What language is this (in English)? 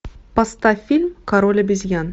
Russian